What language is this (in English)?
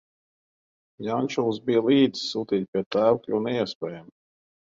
Latvian